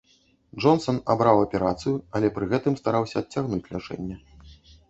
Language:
Belarusian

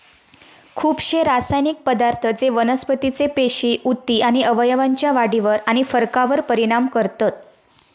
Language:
Marathi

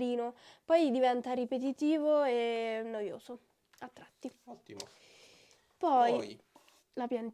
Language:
Italian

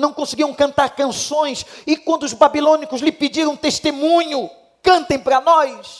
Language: Portuguese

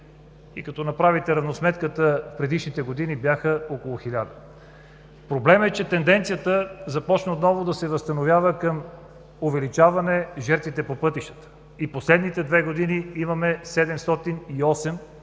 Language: Bulgarian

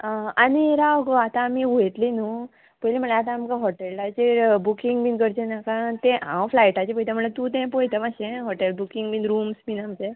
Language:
Konkani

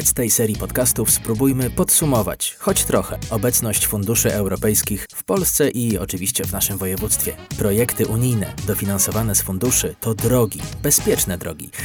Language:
Polish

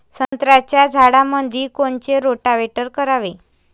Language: Marathi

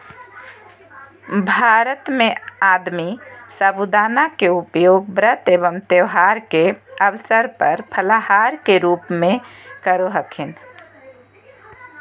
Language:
Magahi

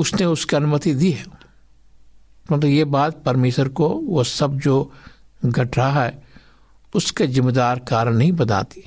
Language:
Hindi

